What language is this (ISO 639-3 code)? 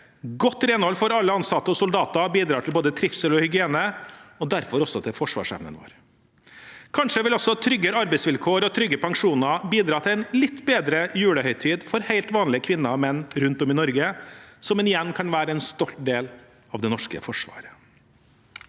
nor